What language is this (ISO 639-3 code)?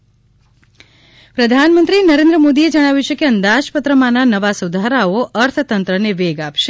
guj